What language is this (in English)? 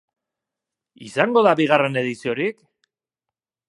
Basque